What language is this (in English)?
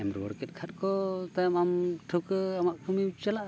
Santali